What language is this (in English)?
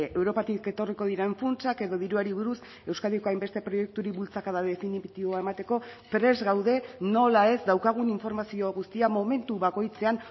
Basque